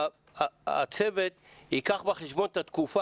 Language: Hebrew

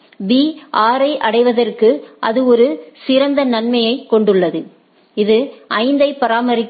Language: Tamil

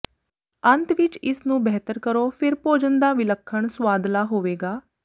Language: Punjabi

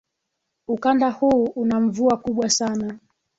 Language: Swahili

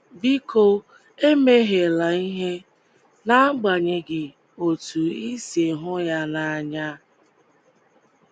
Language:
Igbo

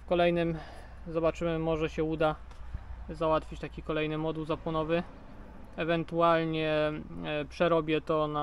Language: Polish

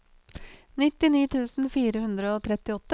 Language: Norwegian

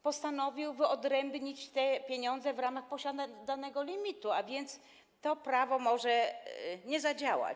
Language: Polish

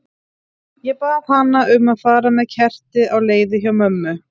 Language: Icelandic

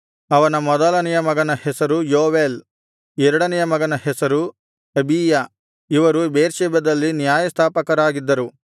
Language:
Kannada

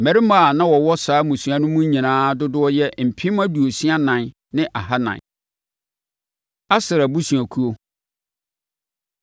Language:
Akan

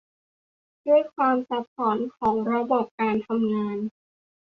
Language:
Thai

